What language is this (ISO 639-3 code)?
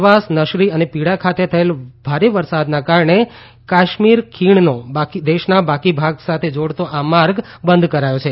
guj